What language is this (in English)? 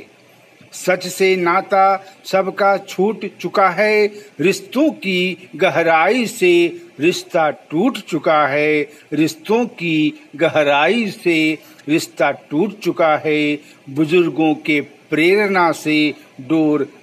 Hindi